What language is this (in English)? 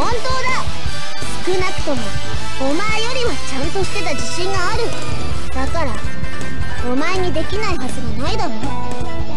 Japanese